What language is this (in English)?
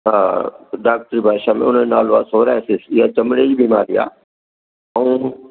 Sindhi